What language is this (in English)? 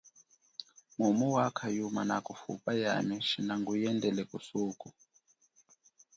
Chokwe